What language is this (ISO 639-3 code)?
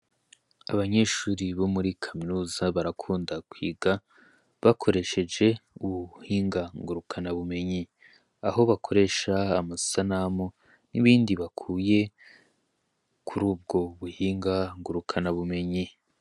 run